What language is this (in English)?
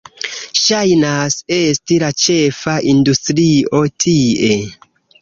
Esperanto